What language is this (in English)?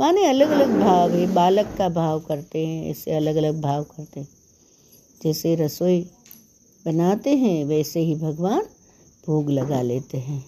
Hindi